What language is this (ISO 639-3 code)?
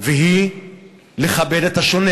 heb